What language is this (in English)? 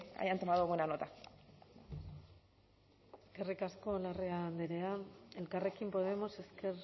Basque